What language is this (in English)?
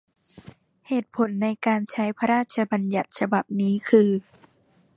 Thai